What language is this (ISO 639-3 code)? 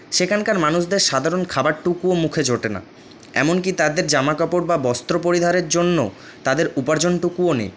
ben